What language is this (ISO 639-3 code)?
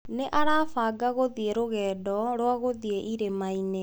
kik